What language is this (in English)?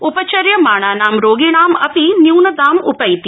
Sanskrit